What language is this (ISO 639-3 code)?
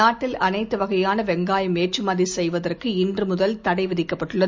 tam